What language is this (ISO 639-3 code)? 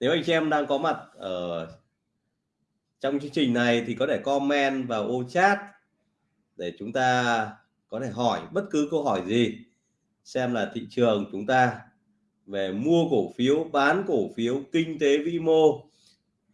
vie